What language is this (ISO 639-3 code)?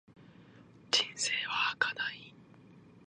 jpn